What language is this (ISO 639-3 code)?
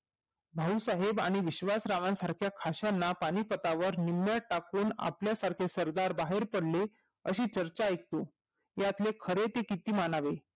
mar